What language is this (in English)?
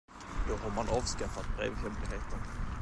Swedish